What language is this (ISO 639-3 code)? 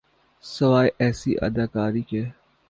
urd